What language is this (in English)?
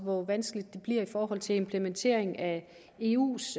Danish